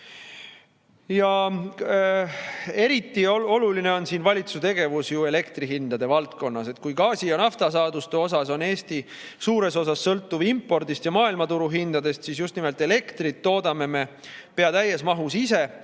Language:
Estonian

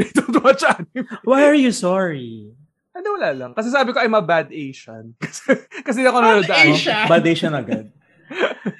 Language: Filipino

